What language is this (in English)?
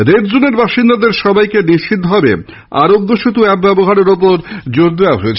Bangla